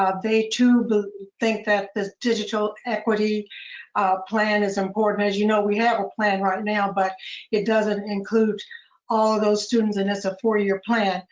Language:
English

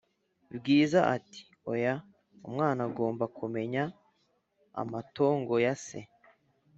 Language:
Kinyarwanda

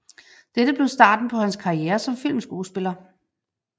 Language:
Danish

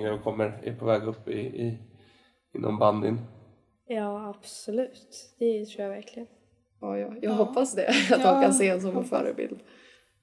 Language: Swedish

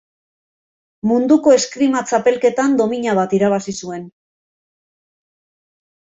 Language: Basque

